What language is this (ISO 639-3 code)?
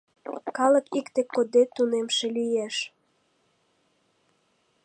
chm